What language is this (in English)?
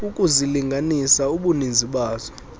Xhosa